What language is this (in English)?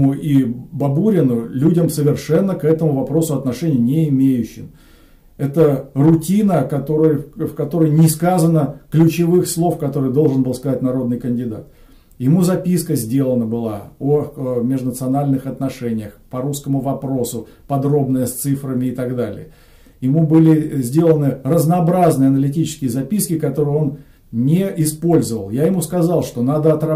Russian